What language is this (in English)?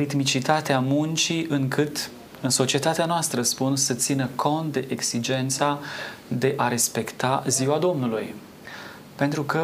Romanian